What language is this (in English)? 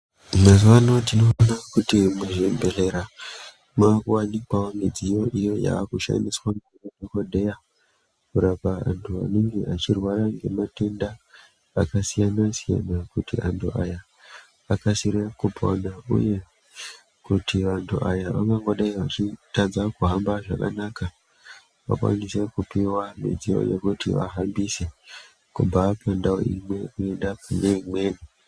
Ndau